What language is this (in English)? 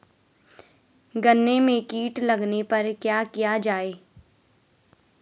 Hindi